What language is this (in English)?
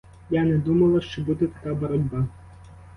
Ukrainian